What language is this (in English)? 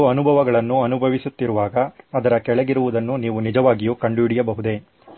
Kannada